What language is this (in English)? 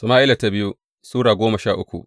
Hausa